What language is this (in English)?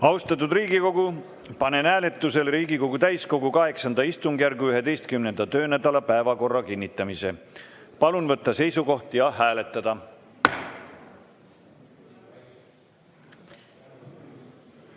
Estonian